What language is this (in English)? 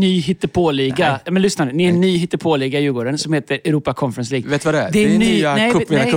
Swedish